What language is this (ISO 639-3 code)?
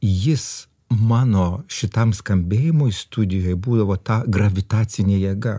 lit